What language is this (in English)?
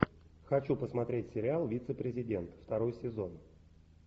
Russian